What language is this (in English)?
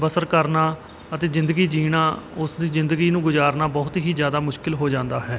Punjabi